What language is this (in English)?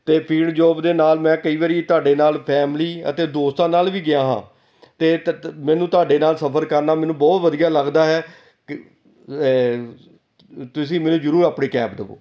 Punjabi